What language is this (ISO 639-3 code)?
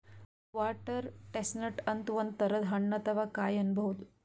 kan